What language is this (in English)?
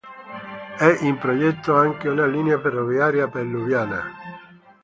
Italian